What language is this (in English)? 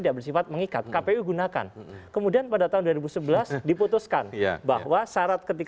Indonesian